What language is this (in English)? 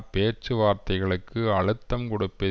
Tamil